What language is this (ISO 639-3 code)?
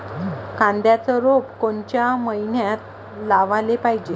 mar